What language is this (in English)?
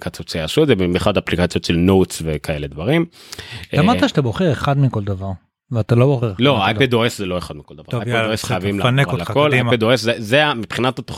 Hebrew